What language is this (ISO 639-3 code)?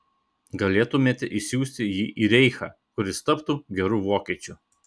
lit